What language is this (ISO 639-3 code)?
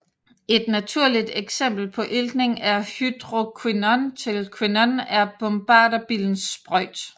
dan